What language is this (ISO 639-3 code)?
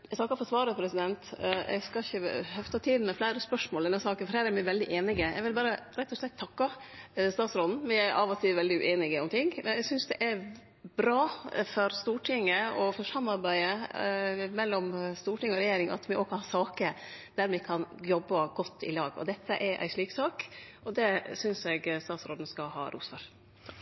nno